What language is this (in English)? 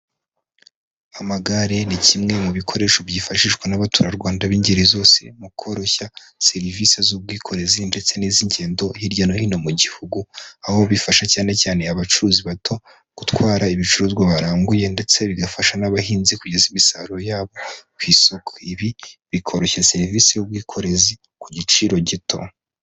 Kinyarwanda